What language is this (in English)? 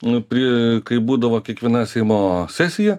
Lithuanian